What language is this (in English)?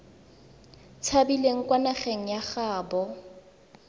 Tswana